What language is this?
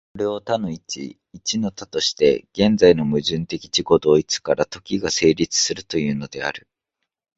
Japanese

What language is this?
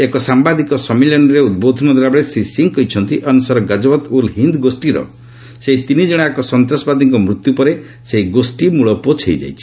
Odia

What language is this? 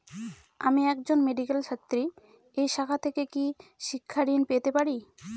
Bangla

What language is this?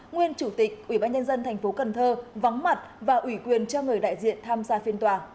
Vietnamese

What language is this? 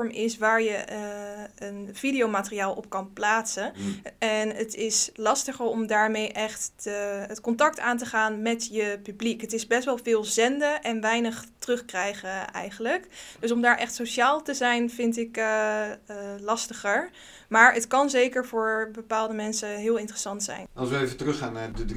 Dutch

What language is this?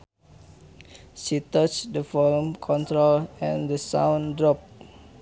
Sundanese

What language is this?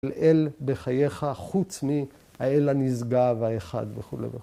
Hebrew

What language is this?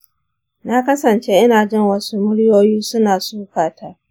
Hausa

